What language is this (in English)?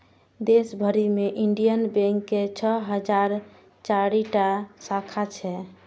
Maithili